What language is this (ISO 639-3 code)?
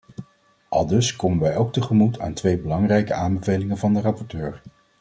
nld